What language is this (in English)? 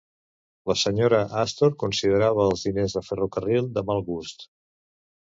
Catalan